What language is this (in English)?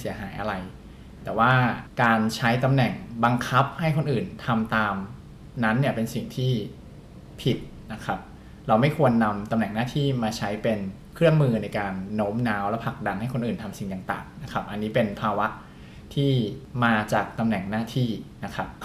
Thai